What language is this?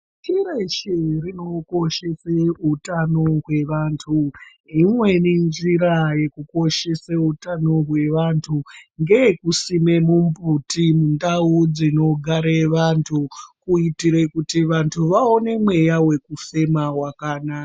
Ndau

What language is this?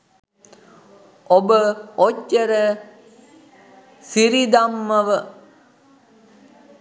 Sinhala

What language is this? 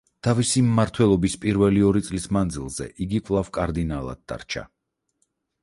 Georgian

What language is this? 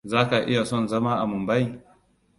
Hausa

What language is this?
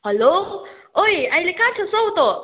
Nepali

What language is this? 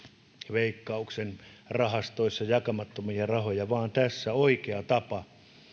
Finnish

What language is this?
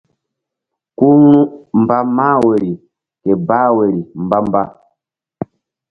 Mbum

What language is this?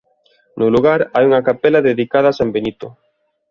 Galician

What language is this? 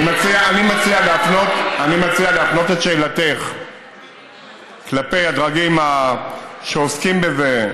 Hebrew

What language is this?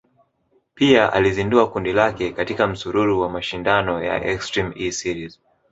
Swahili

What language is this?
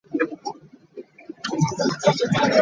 Ganda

